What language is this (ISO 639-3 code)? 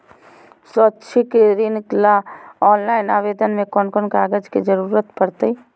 mag